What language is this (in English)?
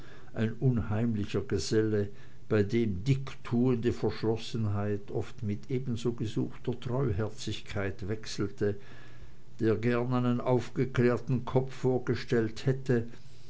German